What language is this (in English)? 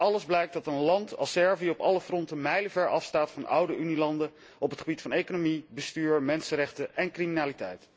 Dutch